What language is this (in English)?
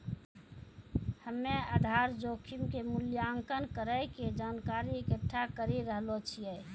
Maithili